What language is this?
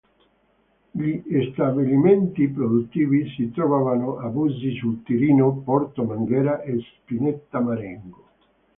Italian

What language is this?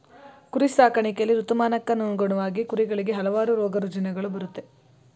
Kannada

